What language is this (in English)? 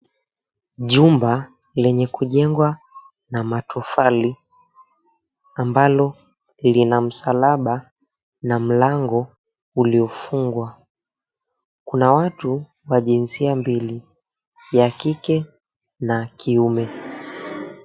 Swahili